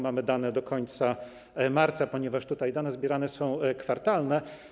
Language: Polish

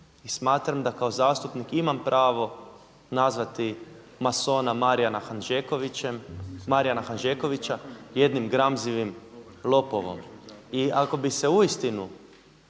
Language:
Croatian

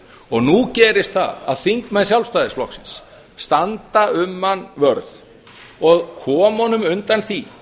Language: Icelandic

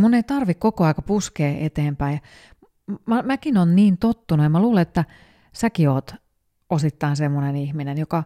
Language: Finnish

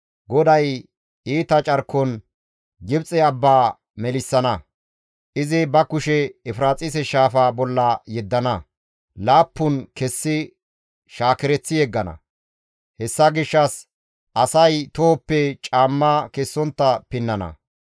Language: Gamo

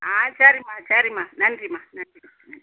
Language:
Tamil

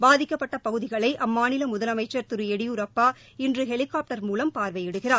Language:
Tamil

